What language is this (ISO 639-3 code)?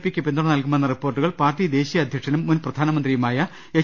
mal